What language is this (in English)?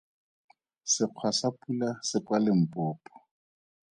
Tswana